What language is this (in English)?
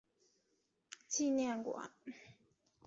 Chinese